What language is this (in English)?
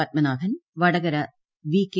Malayalam